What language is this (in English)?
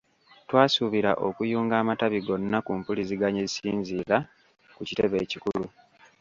Ganda